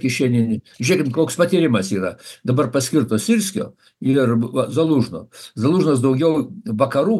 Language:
Lithuanian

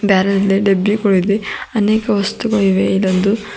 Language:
Kannada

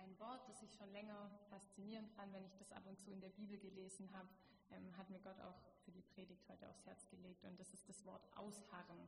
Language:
German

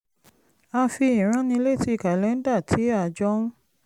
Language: Yoruba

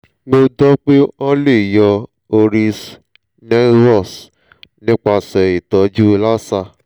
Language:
Yoruba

